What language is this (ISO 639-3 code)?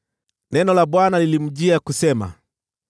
swa